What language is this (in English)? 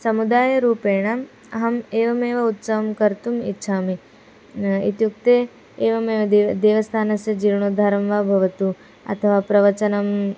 Sanskrit